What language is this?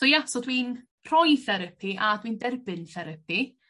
Welsh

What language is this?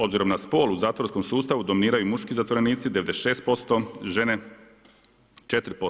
Croatian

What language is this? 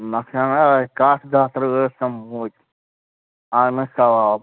Kashmiri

